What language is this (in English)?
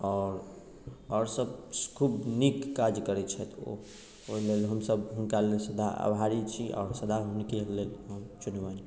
Maithili